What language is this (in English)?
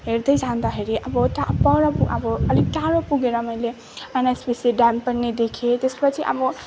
Nepali